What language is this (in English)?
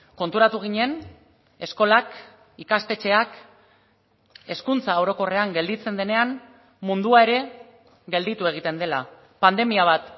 Basque